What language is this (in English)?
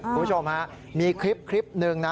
Thai